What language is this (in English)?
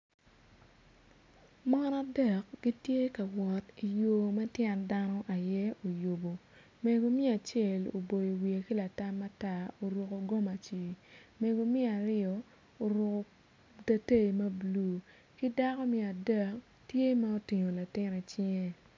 Acoli